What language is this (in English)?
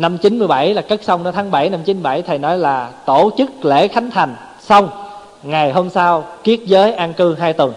Vietnamese